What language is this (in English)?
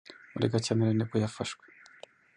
Kinyarwanda